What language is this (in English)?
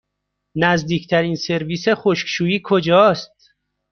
Persian